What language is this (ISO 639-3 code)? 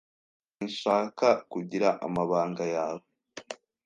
kin